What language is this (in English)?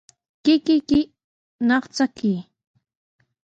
Sihuas Ancash Quechua